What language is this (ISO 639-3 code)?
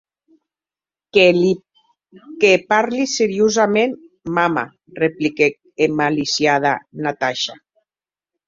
oci